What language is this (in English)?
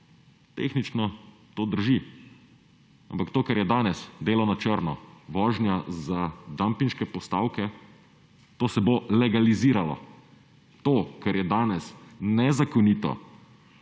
Slovenian